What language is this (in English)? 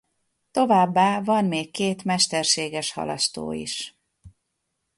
Hungarian